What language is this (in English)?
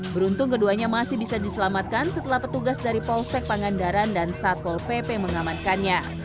Indonesian